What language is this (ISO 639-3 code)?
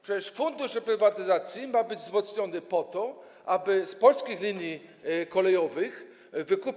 pol